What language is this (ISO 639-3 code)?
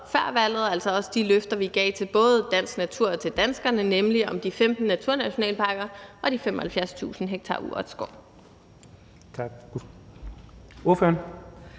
dan